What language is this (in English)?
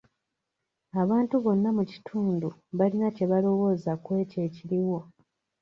Ganda